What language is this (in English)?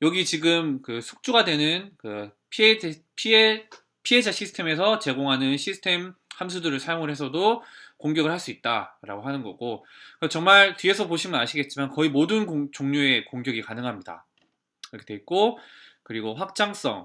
Korean